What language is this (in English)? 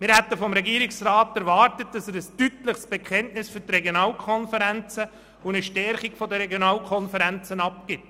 Swiss German